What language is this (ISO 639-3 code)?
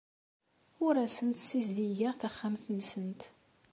kab